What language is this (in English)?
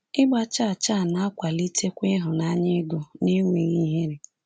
Igbo